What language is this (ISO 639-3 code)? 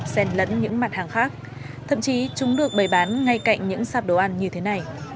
vie